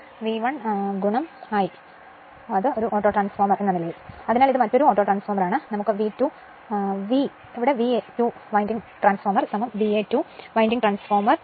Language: Malayalam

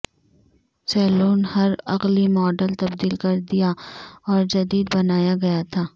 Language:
Urdu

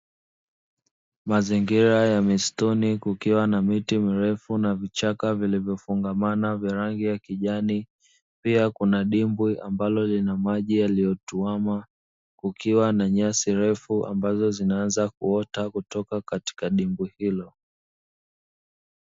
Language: Swahili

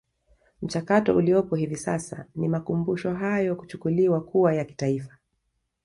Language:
Swahili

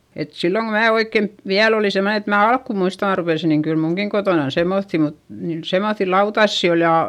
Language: Finnish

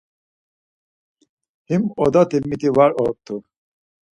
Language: Laz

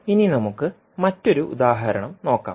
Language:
Malayalam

